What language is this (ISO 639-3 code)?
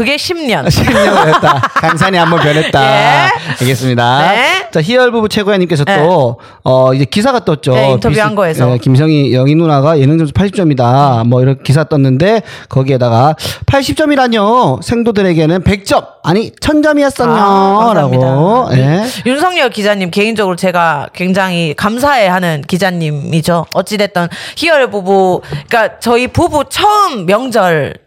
kor